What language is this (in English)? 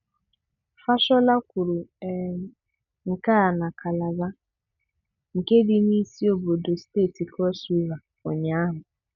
Igbo